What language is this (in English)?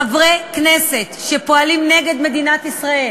Hebrew